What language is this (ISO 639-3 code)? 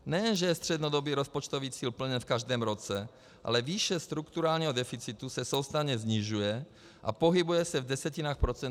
ces